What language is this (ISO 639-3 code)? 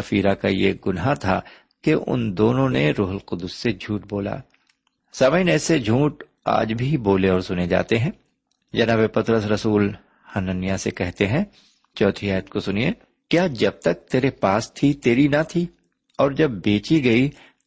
urd